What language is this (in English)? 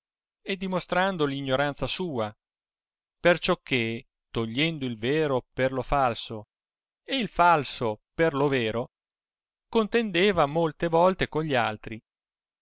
Italian